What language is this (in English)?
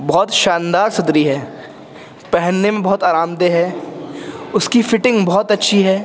Urdu